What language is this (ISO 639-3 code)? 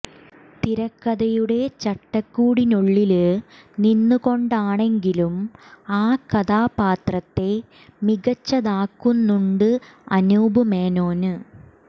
mal